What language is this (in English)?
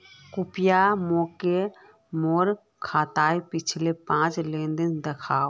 Magahi